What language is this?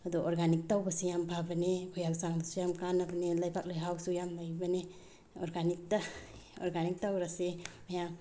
Manipuri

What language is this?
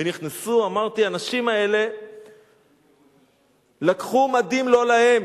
Hebrew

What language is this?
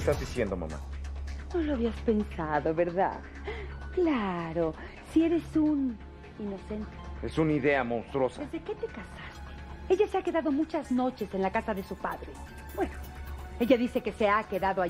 Spanish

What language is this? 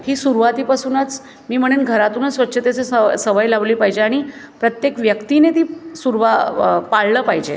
Marathi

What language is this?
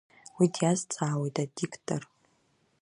Abkhazian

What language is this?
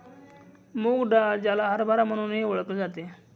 Marathi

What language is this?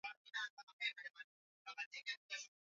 Swahili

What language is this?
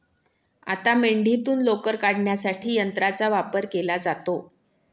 Marathi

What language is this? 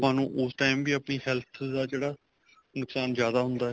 Punjabi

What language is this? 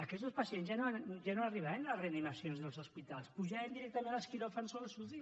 Catalan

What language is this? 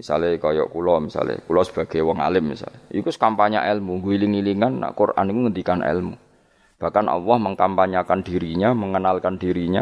Malay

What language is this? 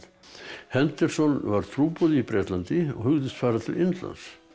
Icelandic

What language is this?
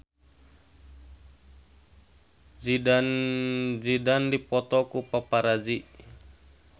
Sundanese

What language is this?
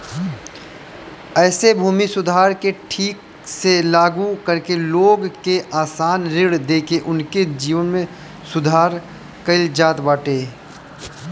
Bhojpuri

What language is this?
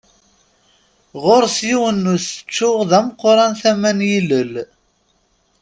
Kabyle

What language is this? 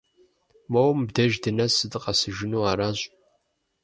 Kabardian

